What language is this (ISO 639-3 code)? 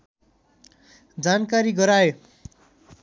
nep